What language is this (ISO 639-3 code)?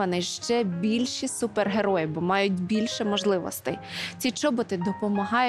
ukr